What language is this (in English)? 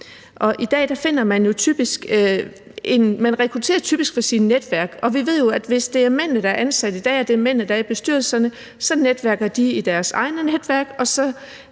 Danish